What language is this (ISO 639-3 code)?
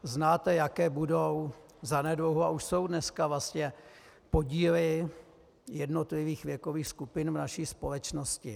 ces